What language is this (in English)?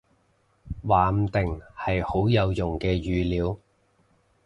Cantonese